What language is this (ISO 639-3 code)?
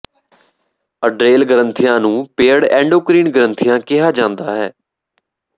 pan